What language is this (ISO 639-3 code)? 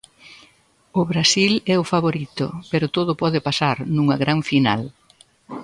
glg